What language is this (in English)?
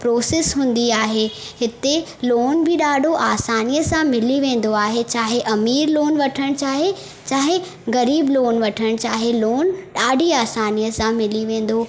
Sindhi